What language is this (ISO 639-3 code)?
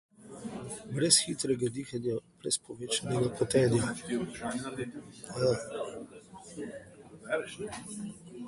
slv